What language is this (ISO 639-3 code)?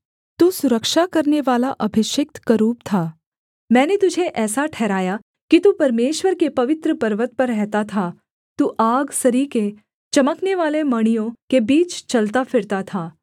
hin